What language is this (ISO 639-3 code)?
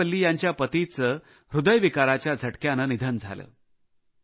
mar